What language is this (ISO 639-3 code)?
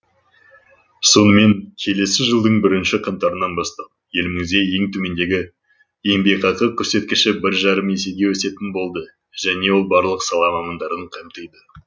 kaz